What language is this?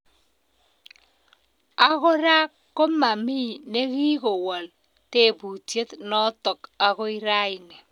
Kalenjin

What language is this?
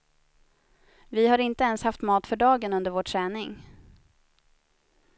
Swedish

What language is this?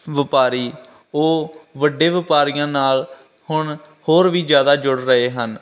Punjabi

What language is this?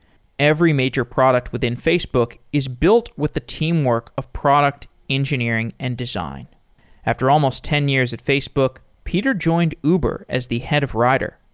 English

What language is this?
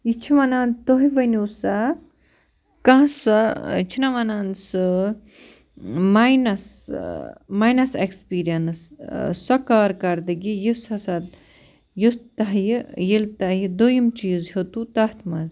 Kashmiri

